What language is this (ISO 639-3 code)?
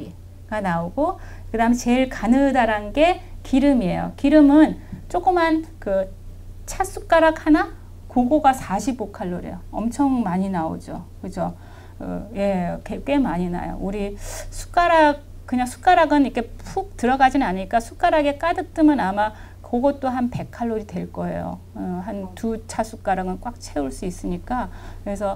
kor